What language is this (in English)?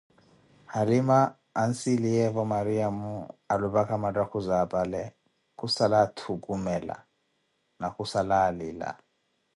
Koti